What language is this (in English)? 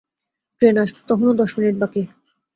Bangla